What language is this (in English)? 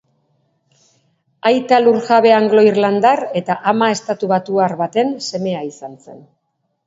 Basque